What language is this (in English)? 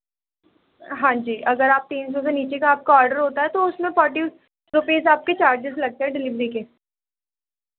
Urdu